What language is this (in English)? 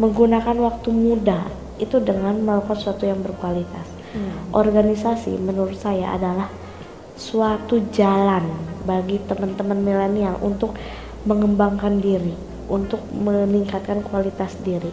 Indonesian